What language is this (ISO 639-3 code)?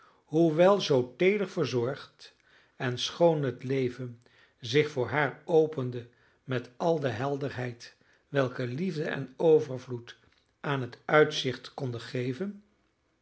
nld